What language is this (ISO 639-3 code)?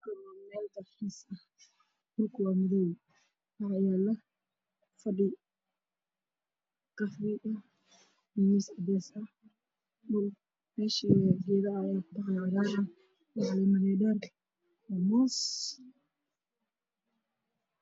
som